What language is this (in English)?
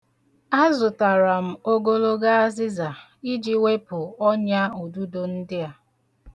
Igbo